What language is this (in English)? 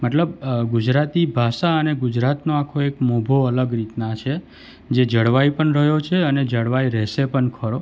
Gujarati